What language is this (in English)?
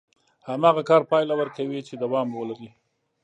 Pashto